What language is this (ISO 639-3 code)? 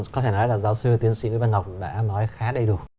vie